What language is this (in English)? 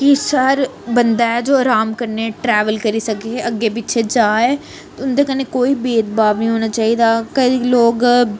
Dogri